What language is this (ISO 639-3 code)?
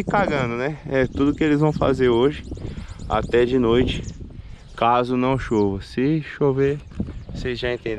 por